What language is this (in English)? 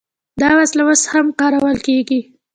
Pashto